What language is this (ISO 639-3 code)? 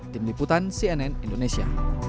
ind